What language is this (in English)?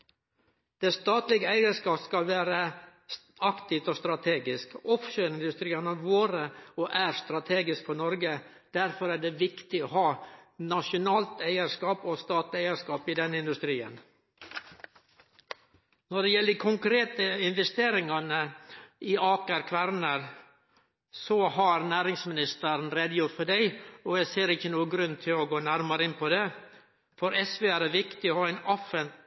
Norwegian Nynorsk